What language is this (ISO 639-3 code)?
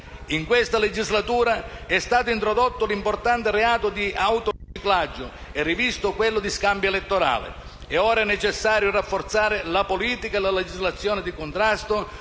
ita